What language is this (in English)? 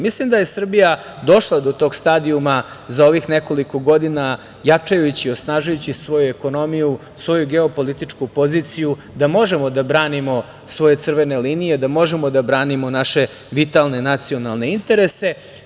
Serbian